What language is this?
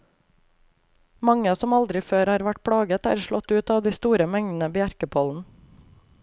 Norwegian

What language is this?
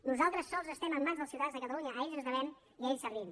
Catalan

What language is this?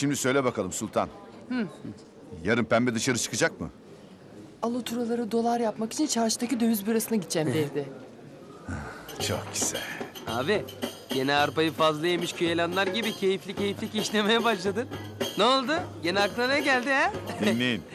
Turkish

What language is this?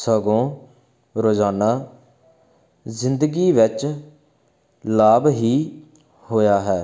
Punjabi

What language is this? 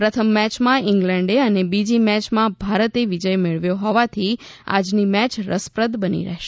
Gujarati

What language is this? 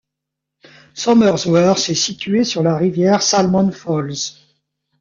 French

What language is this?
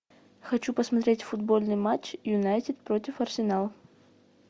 Russian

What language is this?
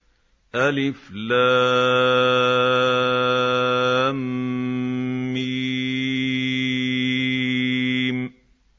Arabic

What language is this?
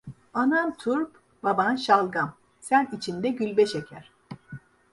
Turkish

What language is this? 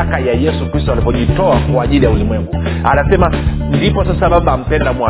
Swahili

